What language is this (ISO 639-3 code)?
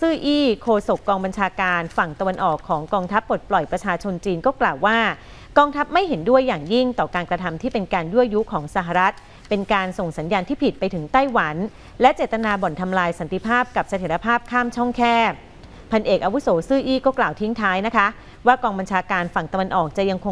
tha